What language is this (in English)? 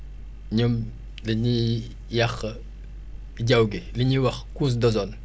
Wolof